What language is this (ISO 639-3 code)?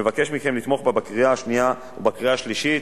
heb